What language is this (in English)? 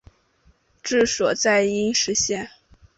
Chinese